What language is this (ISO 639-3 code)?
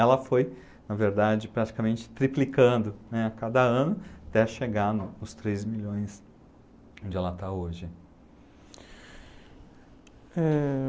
por